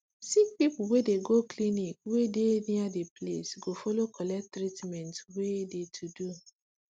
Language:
Nigerian Pidgin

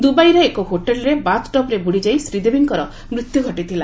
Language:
Odia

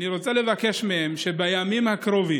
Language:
Hebrew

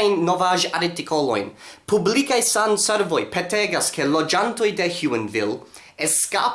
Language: Esperanto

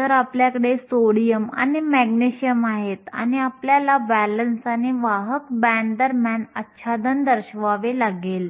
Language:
Marathi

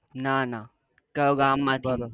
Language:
Gujarati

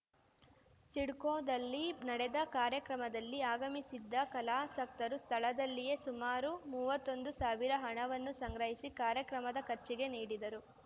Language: Kannada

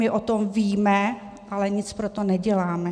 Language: Czech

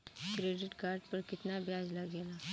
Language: Bhojpuri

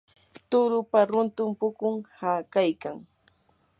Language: Yanahuanca Pasco Quechua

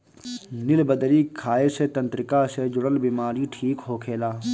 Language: Bhojpuri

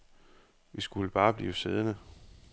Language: Danish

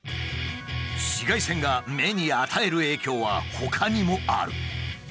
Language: Japanese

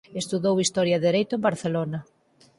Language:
Galician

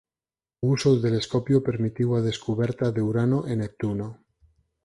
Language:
Galician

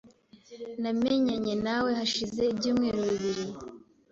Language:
Kinyarwanda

